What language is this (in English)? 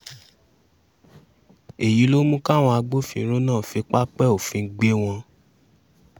Yoruba